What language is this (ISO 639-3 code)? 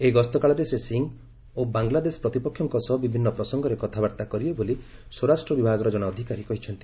ori